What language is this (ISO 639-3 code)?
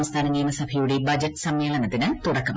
mal